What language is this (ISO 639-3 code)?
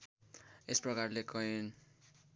nep